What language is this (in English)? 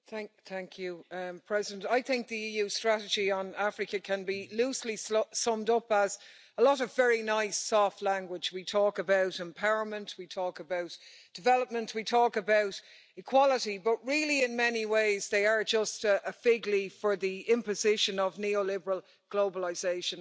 English